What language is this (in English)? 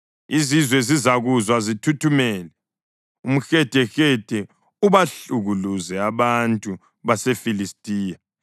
North Ndebele